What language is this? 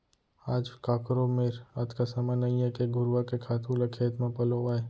Chhattisgarhi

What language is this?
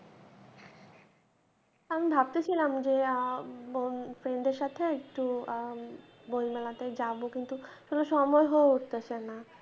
Bangla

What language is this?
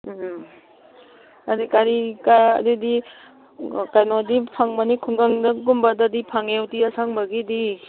Manipuri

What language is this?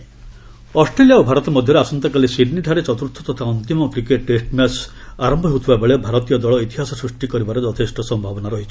Odia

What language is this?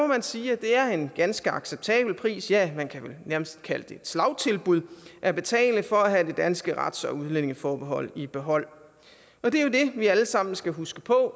Danish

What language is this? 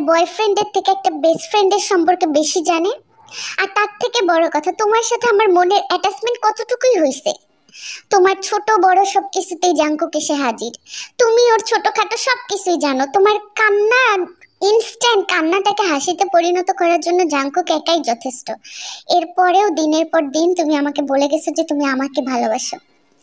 Turkish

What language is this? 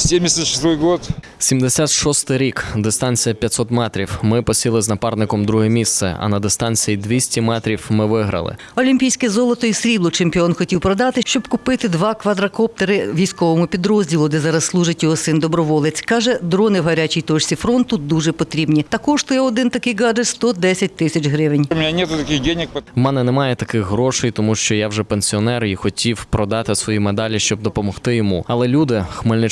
Ukrainian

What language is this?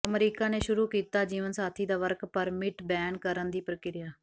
Punjabi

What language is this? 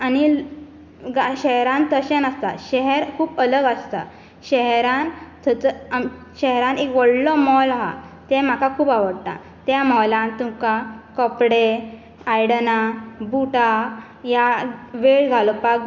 Konkani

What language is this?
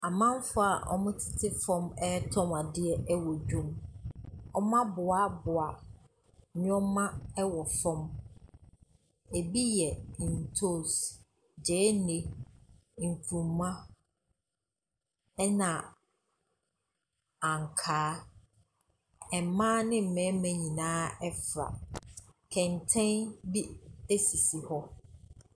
Akan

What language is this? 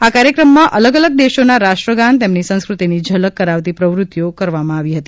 Gujarati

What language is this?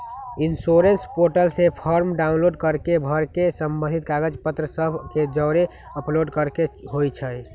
Magahi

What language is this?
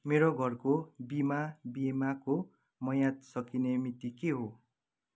Nepali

